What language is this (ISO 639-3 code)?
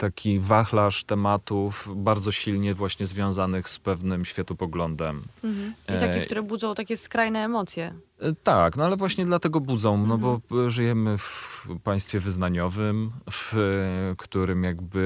pol